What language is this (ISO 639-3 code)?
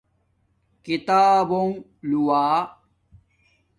dmk